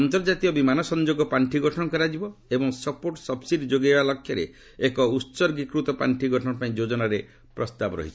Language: Odia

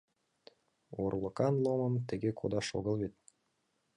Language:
Mari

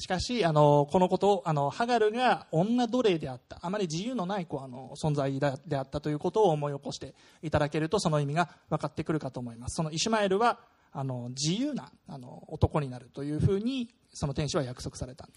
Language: Japanese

